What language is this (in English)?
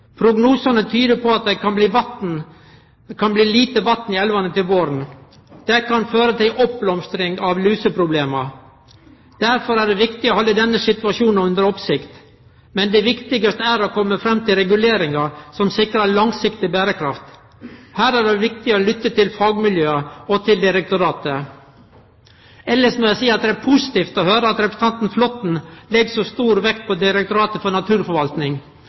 Norwegian Nynorsk